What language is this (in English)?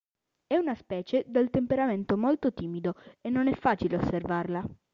Italian